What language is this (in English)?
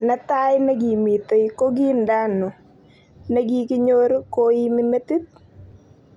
Kalenjin